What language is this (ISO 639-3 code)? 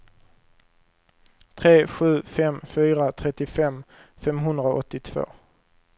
swe